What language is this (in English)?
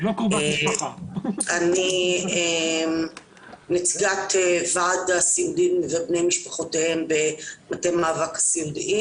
Hebrew